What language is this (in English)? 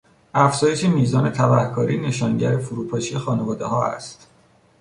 Persian